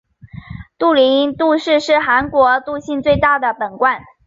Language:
Chinese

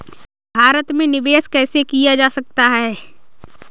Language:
Hindi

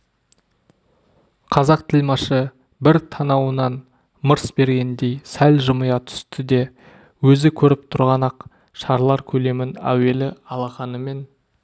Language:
Kazakh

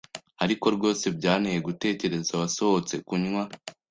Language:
Kinyarwanda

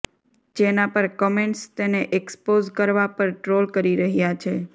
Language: Gujarati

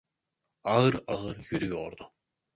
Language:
Turkish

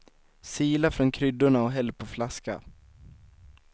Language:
Swedish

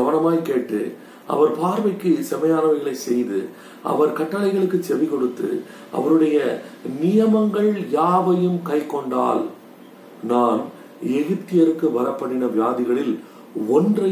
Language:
Tamil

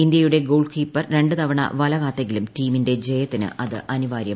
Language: Malayalam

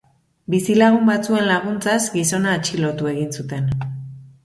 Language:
Basque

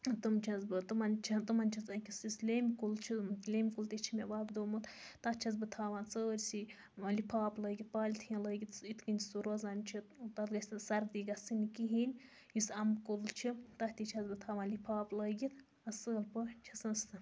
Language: Kashmiri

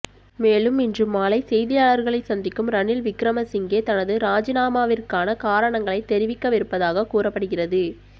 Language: Tamil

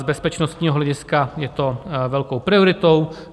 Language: Czech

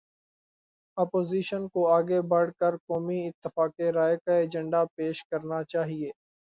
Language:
Urdu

